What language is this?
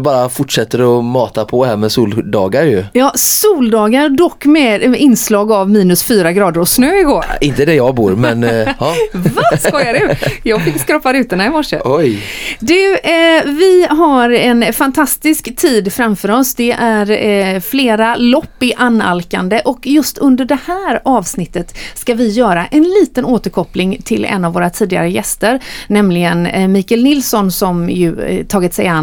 Swedish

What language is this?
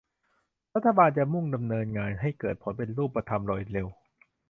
Thai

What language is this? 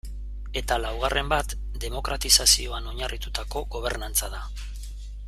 Basque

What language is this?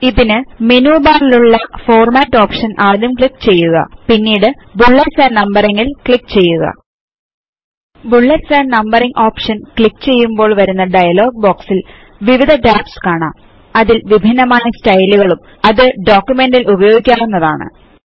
Malayalam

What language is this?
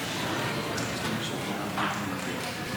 Hebrew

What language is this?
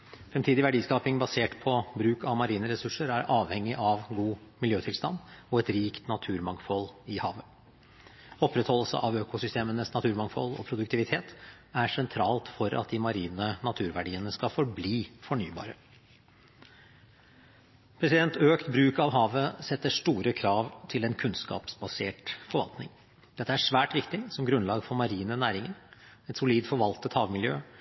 Norwegian Bokmål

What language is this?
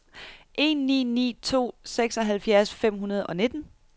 Danish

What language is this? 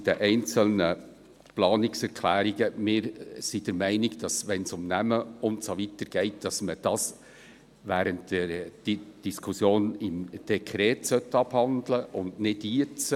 Swiss German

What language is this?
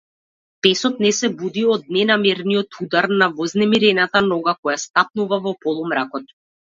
Macedonian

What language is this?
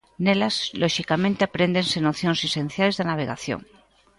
Galician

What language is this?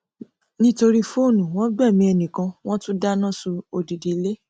Yoruba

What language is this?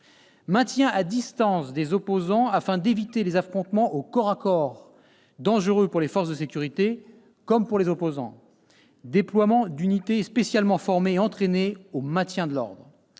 French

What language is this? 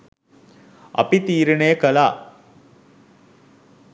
Sinhala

